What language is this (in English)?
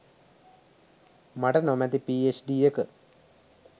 Sinhala